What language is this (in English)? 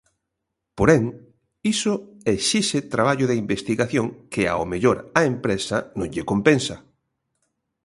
Galician